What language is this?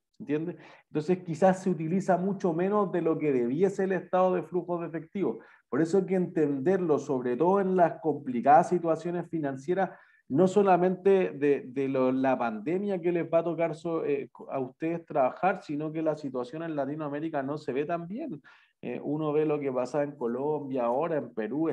Spanish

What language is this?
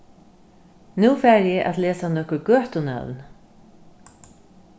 Faroese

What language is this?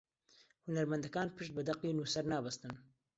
Central Kurdish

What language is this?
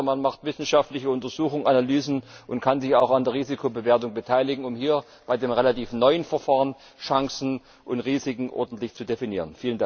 German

